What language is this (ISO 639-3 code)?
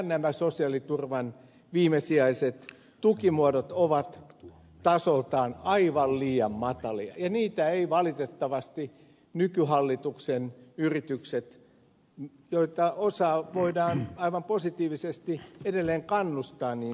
fin